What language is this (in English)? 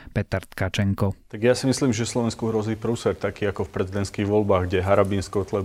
Slovak